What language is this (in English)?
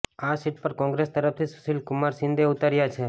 Gujarati